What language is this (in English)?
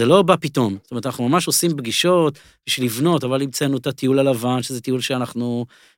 Hebrew